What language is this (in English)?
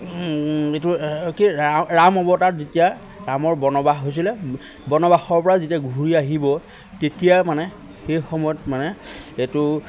Assamese